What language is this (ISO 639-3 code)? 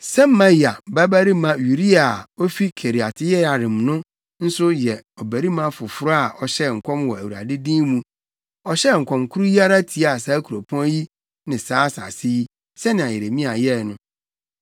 aka